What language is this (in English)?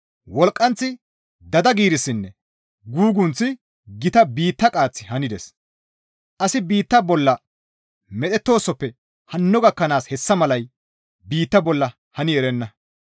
Gamo